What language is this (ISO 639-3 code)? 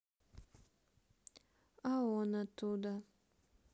rus